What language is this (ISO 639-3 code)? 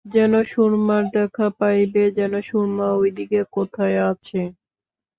ben